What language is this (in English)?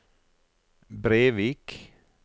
Norwegian